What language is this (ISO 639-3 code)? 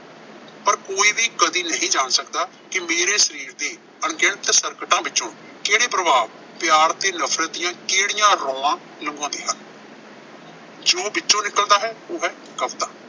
pan